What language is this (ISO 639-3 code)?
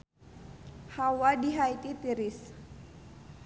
sun